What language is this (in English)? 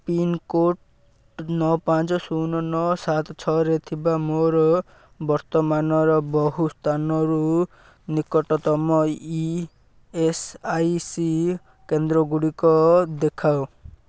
Odia